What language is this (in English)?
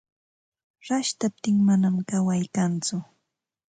Ambo-Pasco Quechua